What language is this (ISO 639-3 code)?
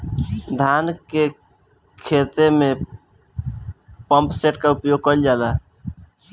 bho